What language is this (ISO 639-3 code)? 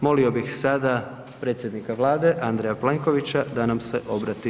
hrv